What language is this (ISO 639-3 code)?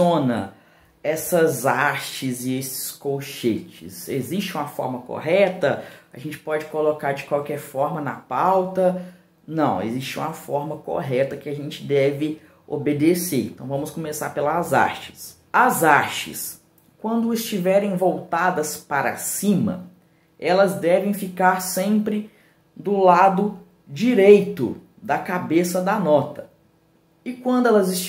por